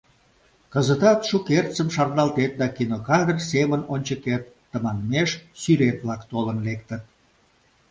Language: Mari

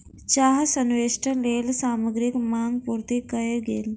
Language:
Maithili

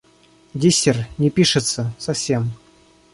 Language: Russian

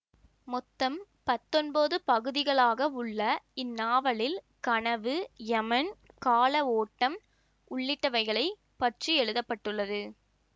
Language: Tamil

